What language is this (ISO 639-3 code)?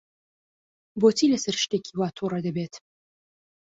ckb